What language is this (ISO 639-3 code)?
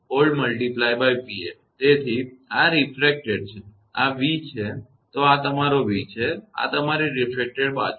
guj